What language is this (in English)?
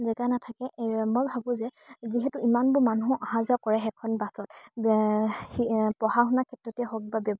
Assamese